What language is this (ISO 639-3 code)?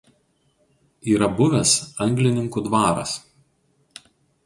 lit